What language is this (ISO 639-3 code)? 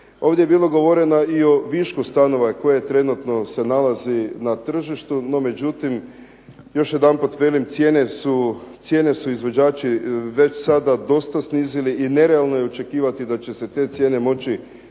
hrv